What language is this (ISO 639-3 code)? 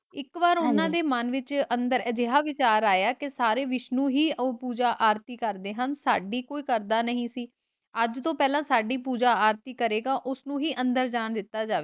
pan